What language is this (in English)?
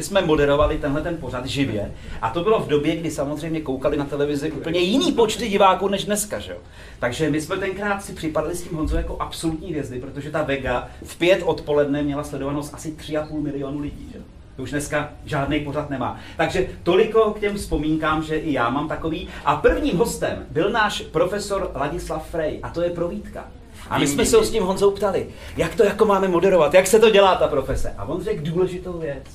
Czech